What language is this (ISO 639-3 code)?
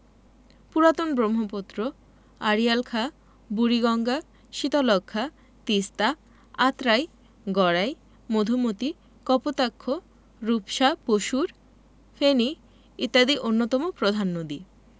ben